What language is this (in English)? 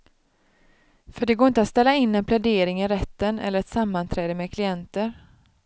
Swedish